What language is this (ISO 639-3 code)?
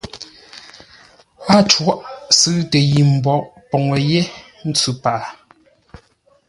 nla